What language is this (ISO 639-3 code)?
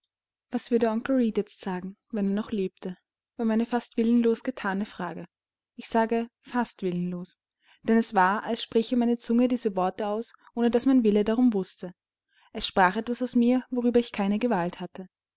deu